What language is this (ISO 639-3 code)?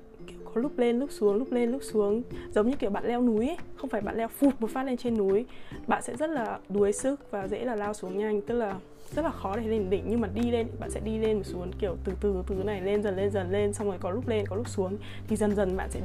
vie